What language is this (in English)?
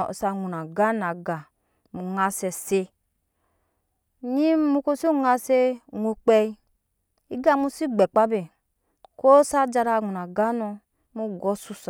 Nyankpa